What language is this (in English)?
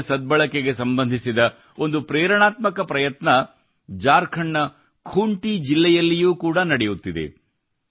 Kannada